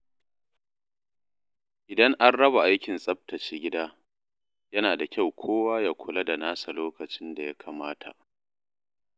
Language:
Hausa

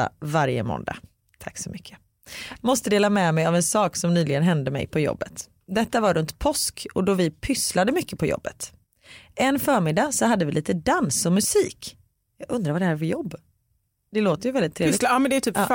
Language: Swedish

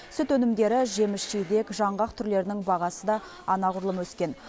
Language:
Kazakh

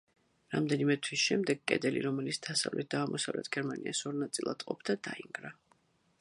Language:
Georgian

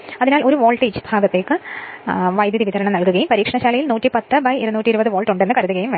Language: Malayalam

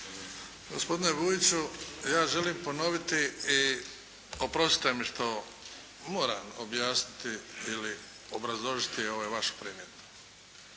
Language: Croatian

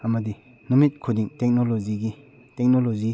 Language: Manipuri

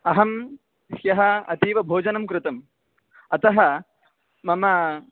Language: Sanskrit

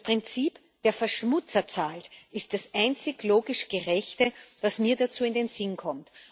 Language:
German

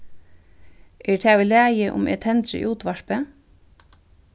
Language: Faroese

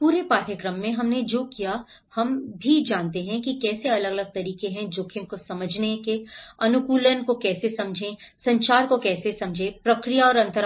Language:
Hindi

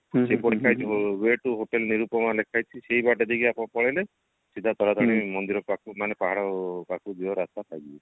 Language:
Odia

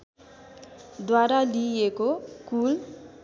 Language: Nepali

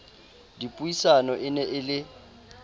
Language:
Southern Sotho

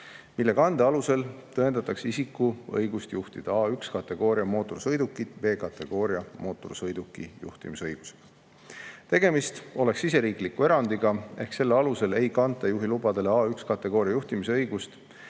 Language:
Estonian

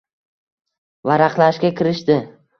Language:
Uzbek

